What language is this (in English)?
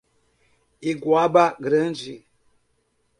Portuguese